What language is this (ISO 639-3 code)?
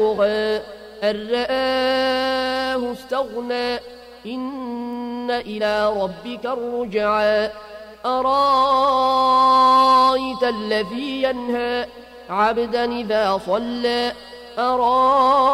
ara